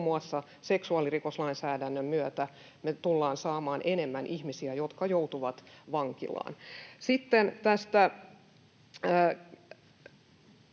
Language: Finnish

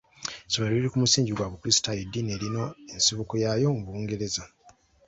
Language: Ganda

